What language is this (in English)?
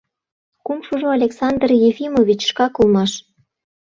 Mari